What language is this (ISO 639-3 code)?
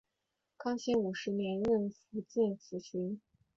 zho